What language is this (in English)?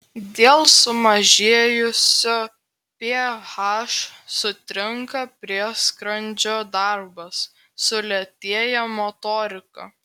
Lithuanian